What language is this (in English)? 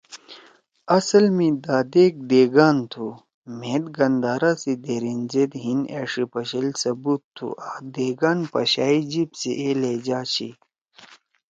Torwali